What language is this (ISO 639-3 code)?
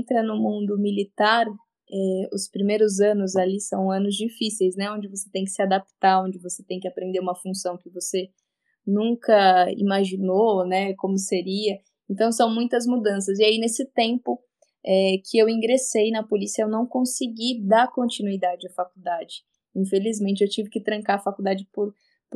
por